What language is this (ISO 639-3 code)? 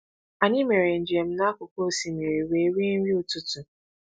ibo